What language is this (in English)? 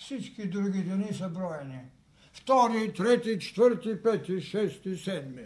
Bulgarian